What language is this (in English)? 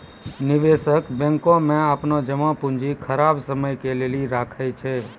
Maithili